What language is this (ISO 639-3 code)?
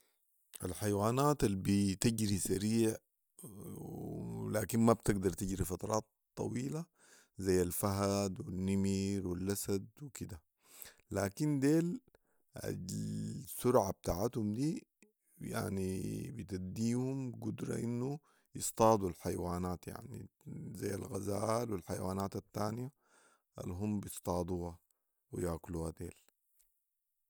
apd